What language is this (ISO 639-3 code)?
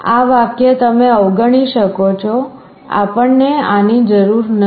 guj